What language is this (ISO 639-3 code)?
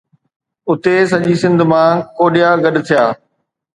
snd